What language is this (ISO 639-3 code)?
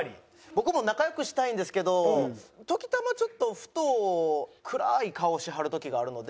jpn